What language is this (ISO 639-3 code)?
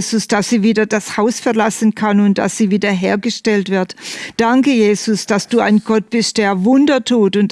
deu